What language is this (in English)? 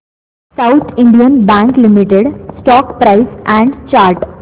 Marathi